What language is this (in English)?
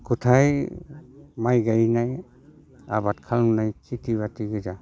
Bodo